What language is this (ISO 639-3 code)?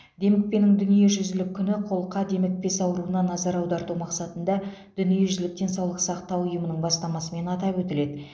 kaz